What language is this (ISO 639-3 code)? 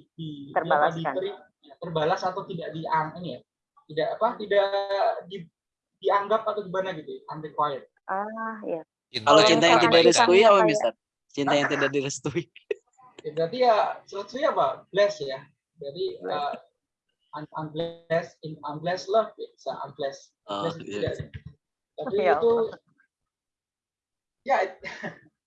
ind